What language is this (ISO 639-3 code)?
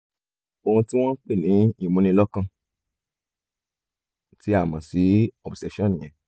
yor